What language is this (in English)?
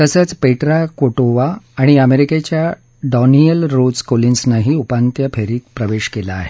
Marathi